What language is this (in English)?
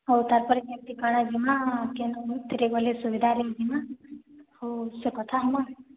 Odia